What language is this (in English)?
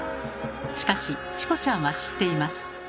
Japanese